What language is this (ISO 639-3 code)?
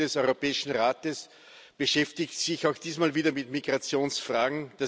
deu